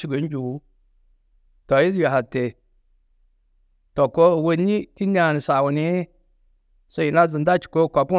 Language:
Tedaga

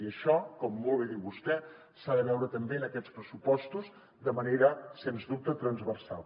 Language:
Catalan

